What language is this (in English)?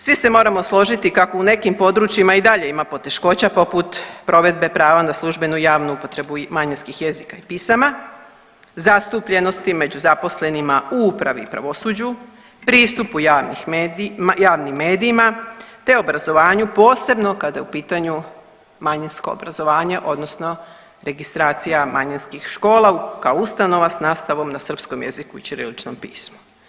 Croatian